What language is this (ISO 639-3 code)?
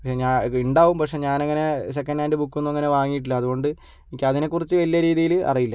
mal